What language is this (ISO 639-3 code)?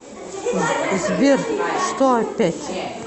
rus